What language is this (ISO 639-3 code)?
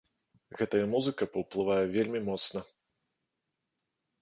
bel